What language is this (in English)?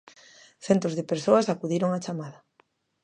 Galician